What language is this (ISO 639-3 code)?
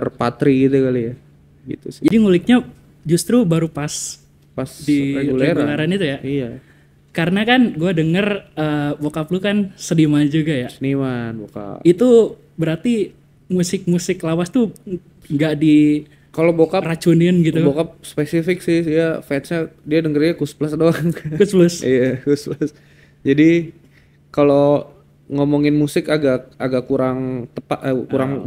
ind